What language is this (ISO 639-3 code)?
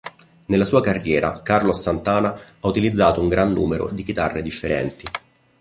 ita